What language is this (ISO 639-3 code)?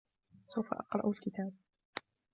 ara